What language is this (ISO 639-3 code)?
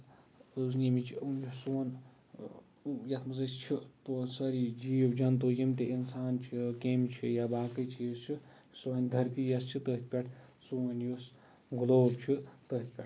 kas